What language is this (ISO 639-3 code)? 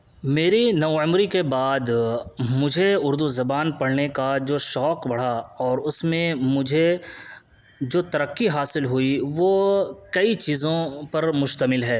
urd